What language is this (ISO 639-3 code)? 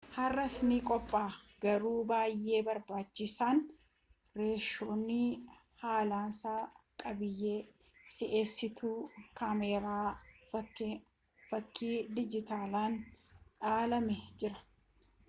orm